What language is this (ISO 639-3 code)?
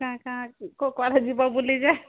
ori